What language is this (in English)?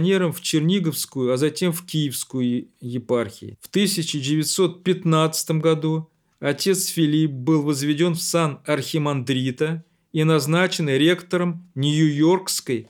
Russian